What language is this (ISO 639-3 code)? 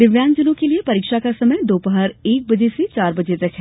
hin